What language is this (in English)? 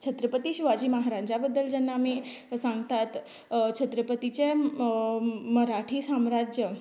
Konkani